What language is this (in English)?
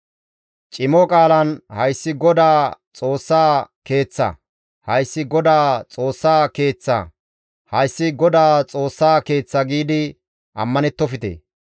Gamo